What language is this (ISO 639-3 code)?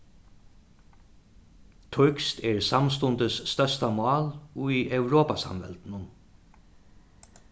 fao